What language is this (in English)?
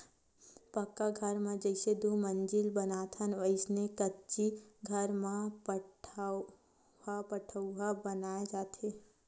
Chhattisgarhi